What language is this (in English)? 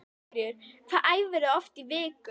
Icelandic